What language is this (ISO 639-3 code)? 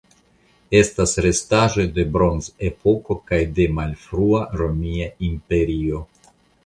epo